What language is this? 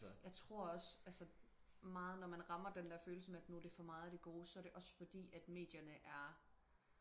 Danish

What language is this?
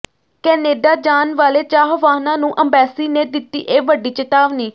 Punjabi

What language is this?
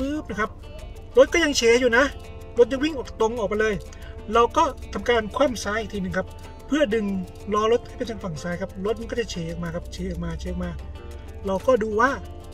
Thai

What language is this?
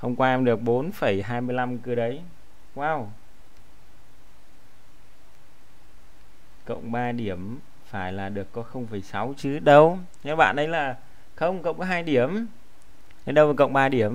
Vietnamese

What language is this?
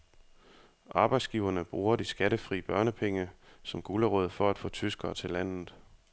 Danish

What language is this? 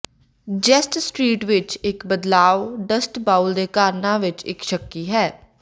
Punjabi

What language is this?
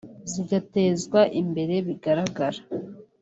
Kinyarwanda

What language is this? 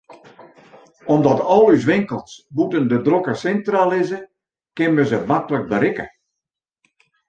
Western Frisian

